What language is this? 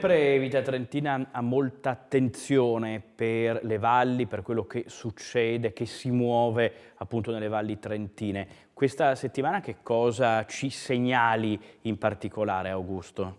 Italian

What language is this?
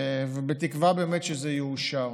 Hebrew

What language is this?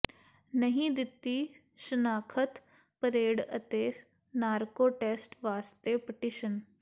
Punjabi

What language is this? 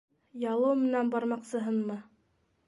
Bashkir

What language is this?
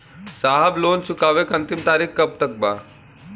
Bhojpuri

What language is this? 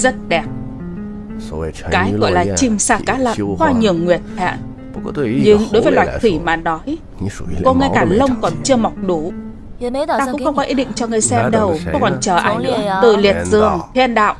Vietnamese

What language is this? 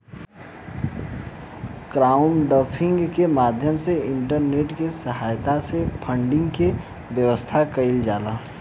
Bhojpuri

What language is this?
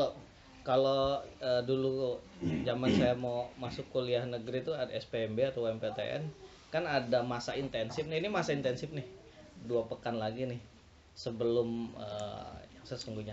Indonesian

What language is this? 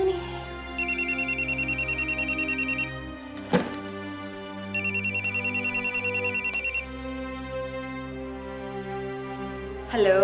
Indonesian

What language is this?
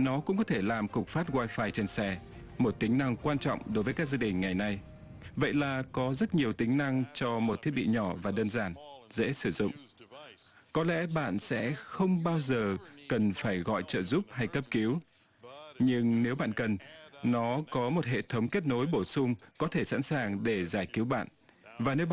Vietnamese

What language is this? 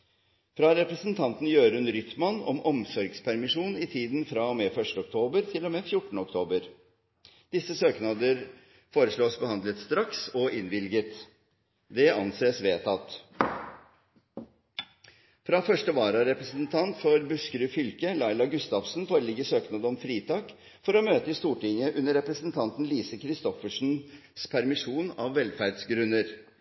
Norwegian Bokmål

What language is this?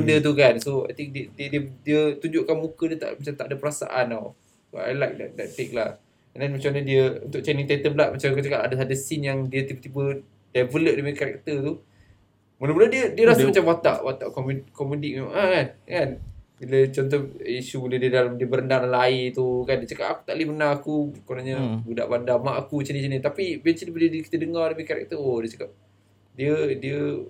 Malay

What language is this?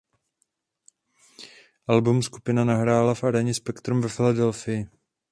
Czech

